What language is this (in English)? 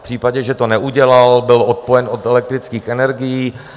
Czech